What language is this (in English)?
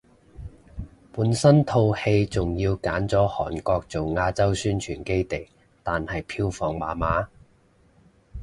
Cantonese